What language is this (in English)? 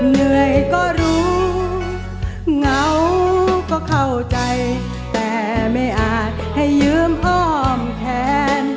Thai